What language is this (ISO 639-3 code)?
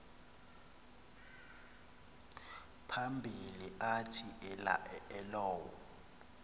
xho